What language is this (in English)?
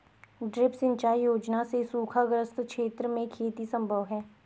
Hindi